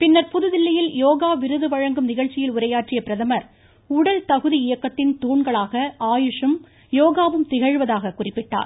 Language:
Tamil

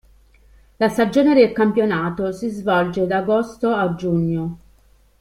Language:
Italian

